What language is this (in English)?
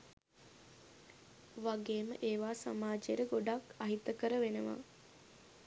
Sinhala